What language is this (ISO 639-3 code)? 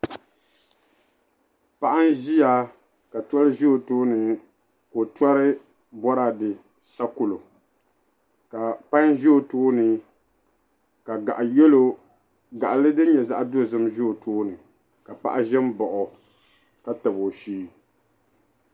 dag